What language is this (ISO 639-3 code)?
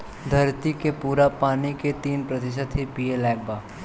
bho